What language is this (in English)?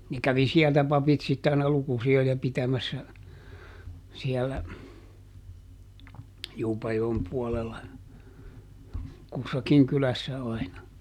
Finnish